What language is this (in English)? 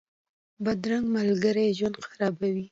Pashto